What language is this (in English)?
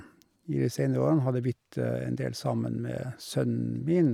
Norwegian